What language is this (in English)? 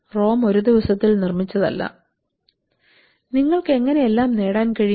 Malayalam